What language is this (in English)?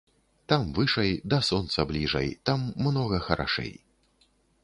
Belarusian